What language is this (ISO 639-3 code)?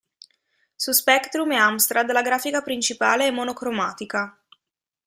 ita